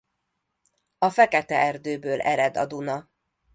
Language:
Hungarian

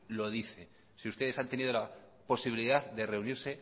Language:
Spanish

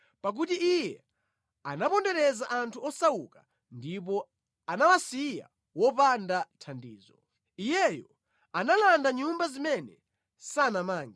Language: Nyanja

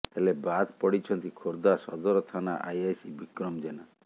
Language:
Odia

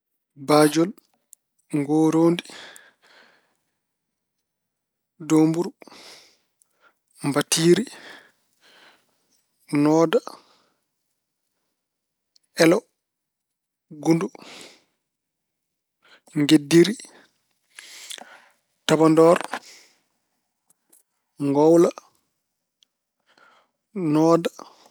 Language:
Fula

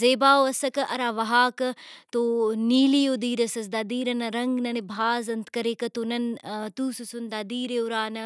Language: Brahui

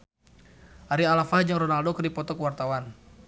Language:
Sundanese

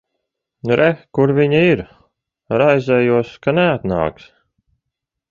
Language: Latvian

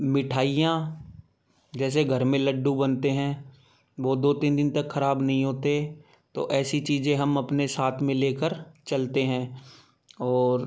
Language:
Hindi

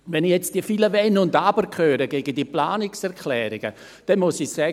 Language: Swiss German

